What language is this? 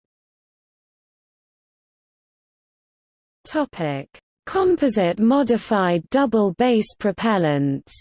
English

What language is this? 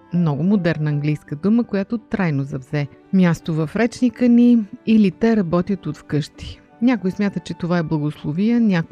Bulgarian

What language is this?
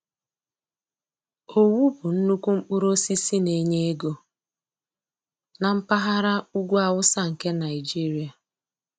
Igbo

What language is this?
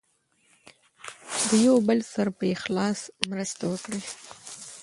Pashto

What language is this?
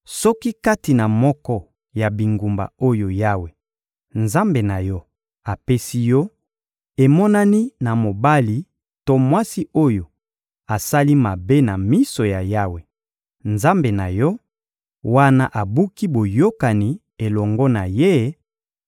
Lingala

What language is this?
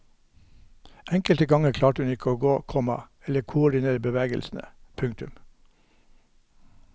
Norwegian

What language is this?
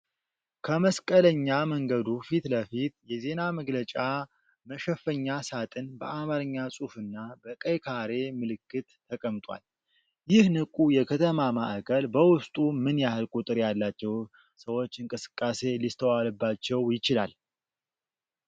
Amharic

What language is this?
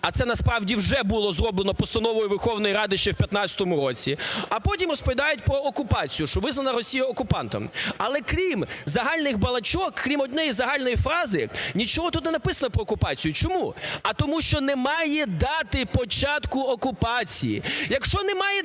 Ukrainian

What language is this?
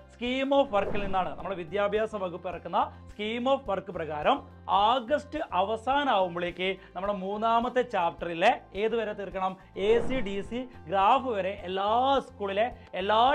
Malayalam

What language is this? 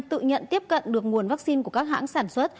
Vietnamese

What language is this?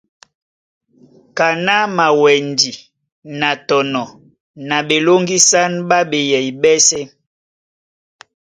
Duala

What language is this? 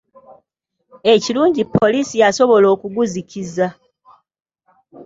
Ganda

